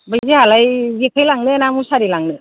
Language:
Bodo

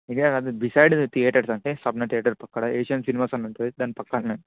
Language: Telugu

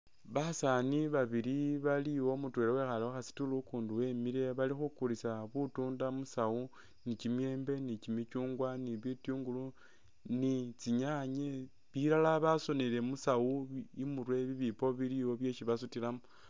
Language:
Masaaba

